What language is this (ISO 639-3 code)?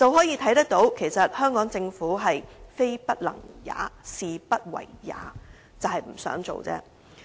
yue